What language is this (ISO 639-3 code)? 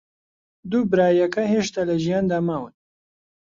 ckb